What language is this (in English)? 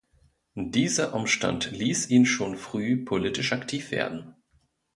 German